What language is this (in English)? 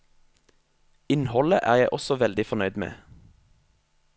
Norwegian